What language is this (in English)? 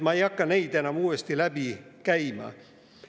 Estonian